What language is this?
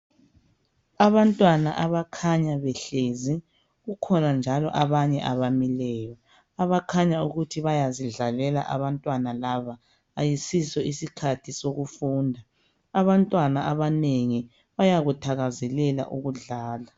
North Ndebele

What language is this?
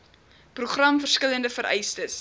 Afrikaans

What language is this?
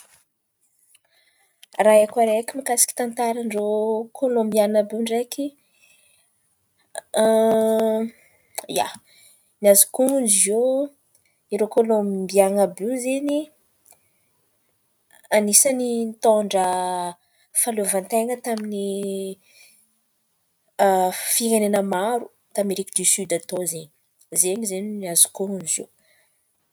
Antankarana Malagasy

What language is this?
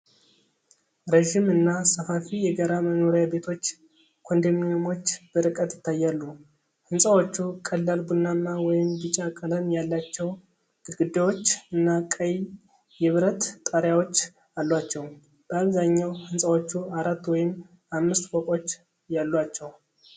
Amharic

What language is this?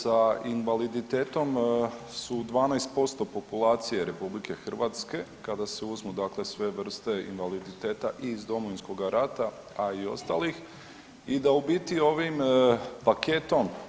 Croatian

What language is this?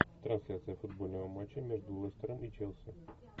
Russian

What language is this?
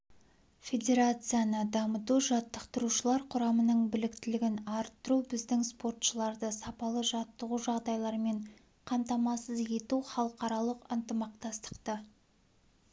Kazakh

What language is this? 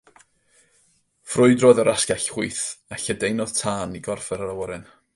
Welsh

